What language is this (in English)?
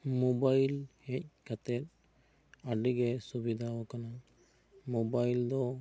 Santali